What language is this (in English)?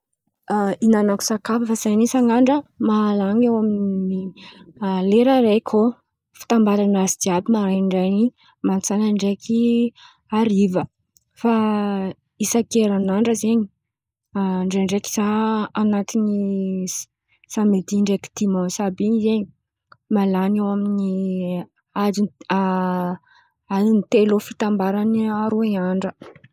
Antankarana Malagasy